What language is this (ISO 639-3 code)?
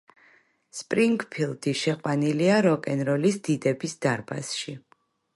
kat